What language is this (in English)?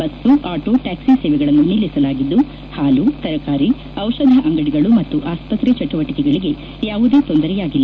Kannada